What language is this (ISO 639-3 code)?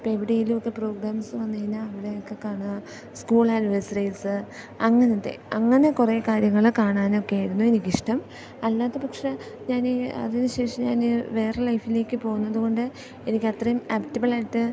mal